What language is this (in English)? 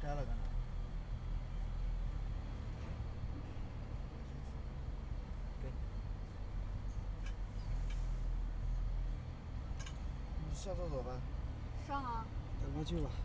Chinese